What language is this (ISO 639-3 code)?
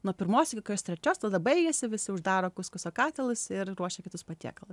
lit